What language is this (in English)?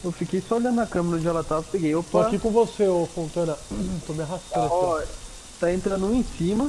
Portuguese